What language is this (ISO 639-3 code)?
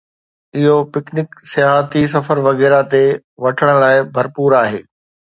snd